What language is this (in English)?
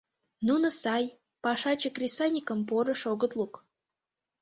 Mari